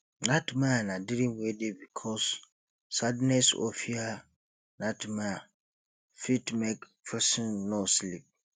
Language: Nigerian Pidgin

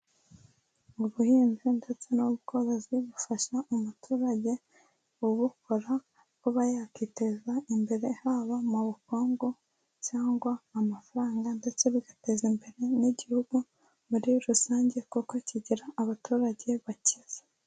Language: Kinyarwanda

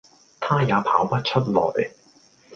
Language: Cantonese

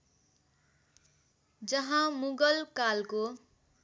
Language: Nepali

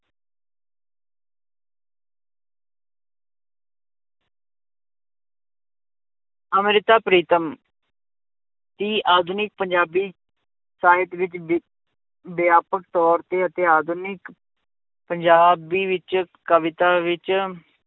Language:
Punjabi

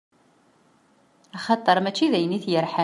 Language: Kabyle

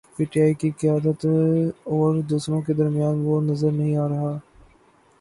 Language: Urdu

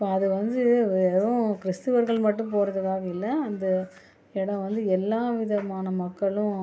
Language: Tamil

